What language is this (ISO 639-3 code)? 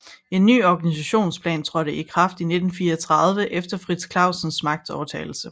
dan